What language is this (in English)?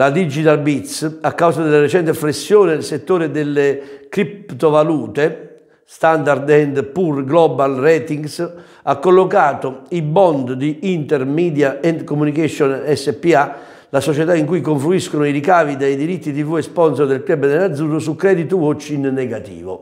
Italian